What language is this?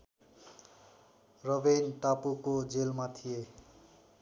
Nepali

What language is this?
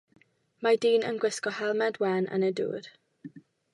Welsh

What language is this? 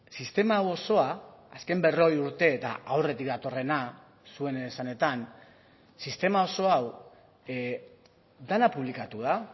Basque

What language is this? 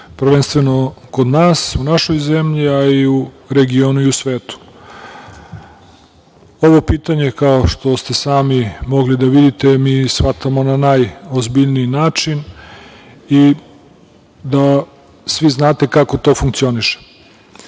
Serbian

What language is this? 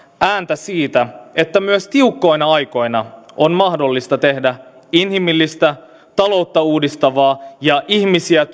Finnish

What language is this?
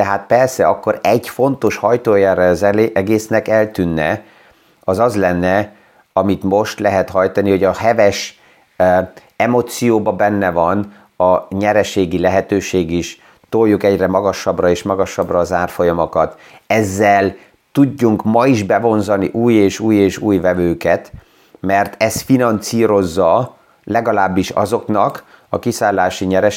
Hungarian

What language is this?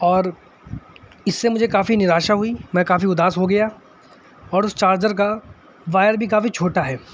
Urdu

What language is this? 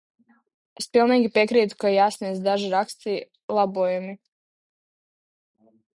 Latvian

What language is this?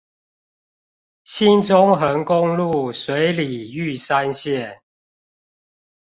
Chinese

